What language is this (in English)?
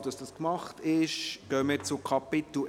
Swiss German